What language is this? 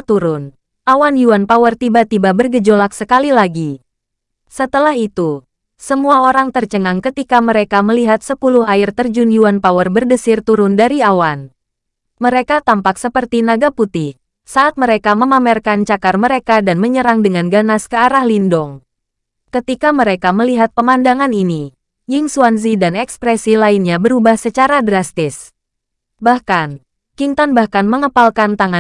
Indonesian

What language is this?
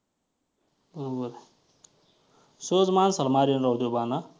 Marathi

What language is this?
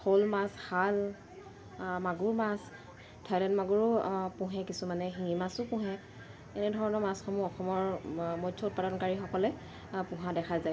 Assamese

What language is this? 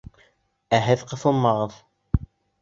Bashkir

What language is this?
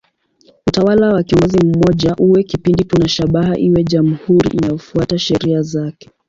Swahili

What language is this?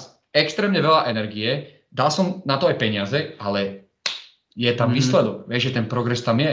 Slovak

